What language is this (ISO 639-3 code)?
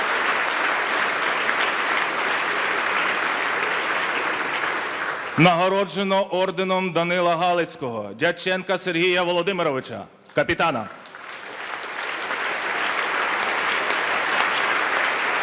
ukr